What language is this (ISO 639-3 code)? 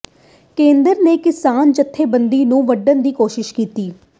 pan